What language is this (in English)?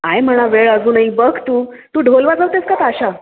Marathi